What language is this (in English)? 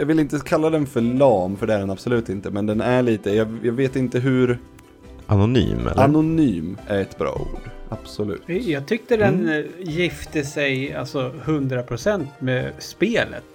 Swedish